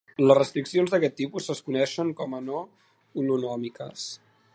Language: Catalan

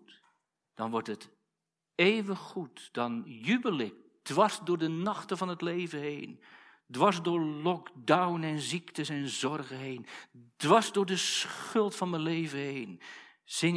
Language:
Dutch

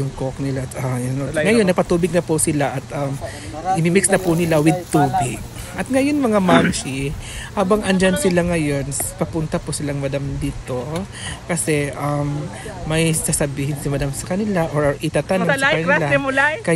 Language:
Filipino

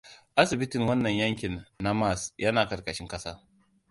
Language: Hausa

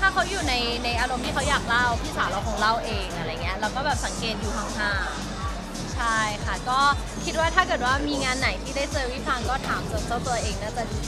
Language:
Thai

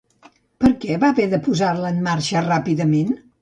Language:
Catalan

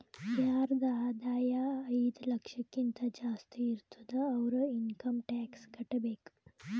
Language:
Kannada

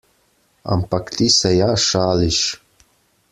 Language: Slovenian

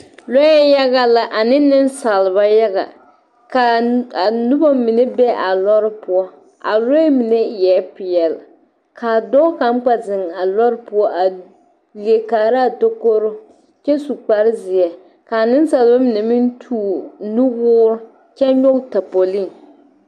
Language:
Southern Dagaare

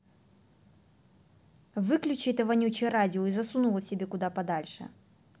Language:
Russian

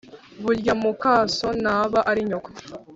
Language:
Kinyarwanda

